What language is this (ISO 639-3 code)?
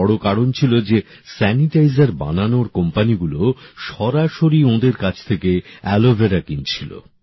ben